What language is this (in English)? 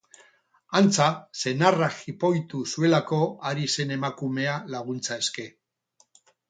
Basque